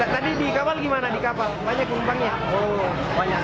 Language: Indonesian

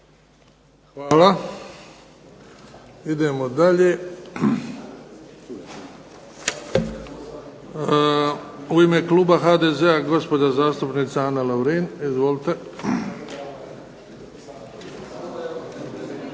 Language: Croatian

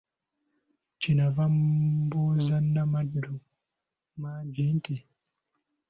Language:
Ganda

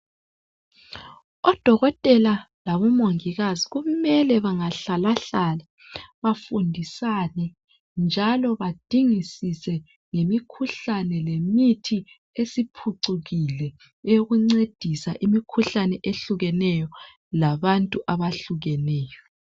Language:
North Ndebele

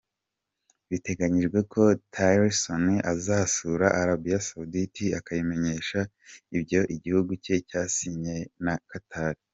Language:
Kinyarwanda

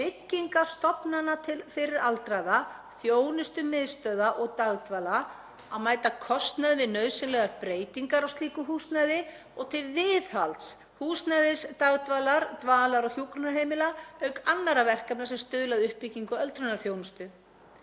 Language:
Icelandic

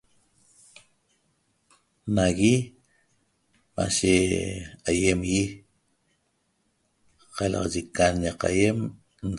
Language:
Toba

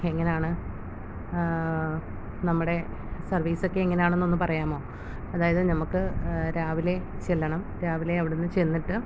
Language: Malayalam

